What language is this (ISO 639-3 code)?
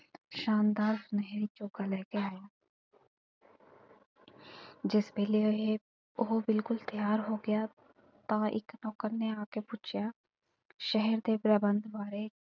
pan